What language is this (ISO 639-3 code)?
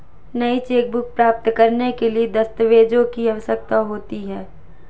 hin